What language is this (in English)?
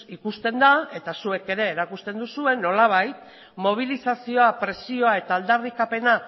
Basque